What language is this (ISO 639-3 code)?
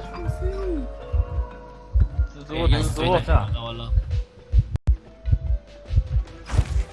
zho